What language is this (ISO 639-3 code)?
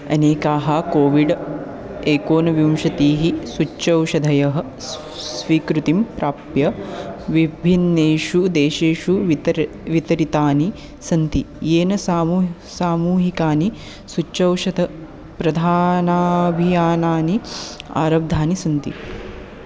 san